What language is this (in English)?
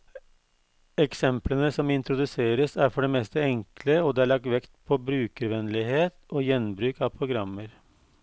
Norwegian